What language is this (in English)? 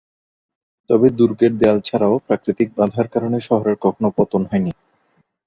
Bangla